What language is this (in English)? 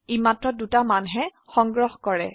Assamese